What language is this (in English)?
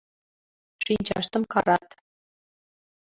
Mari